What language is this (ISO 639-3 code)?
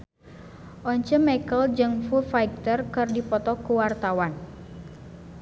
sun